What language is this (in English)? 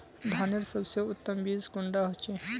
Magahi